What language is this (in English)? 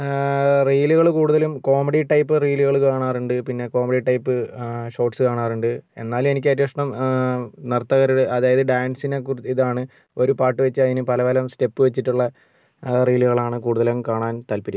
Malayalam